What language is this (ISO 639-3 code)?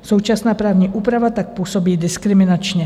ces